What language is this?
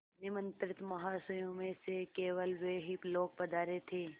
Hindi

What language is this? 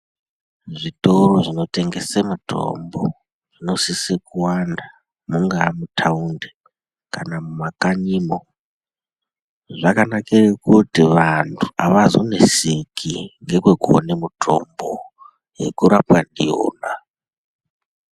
Ndau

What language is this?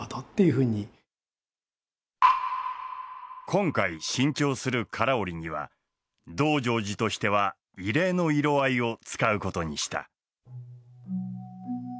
Japanese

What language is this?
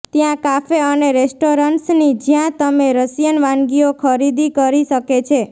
Gujarati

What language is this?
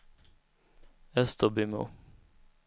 Swedish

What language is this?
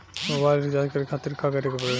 Bhojpuri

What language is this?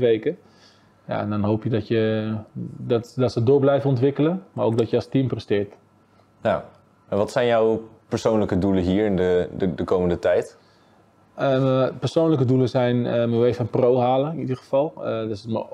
Dutch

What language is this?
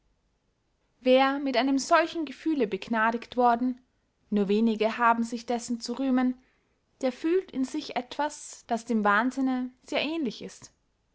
German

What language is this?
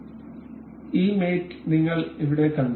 Malayalam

